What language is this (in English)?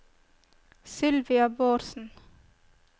Norwegian